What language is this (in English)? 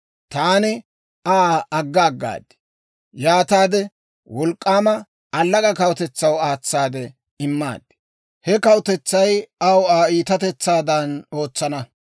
Dawro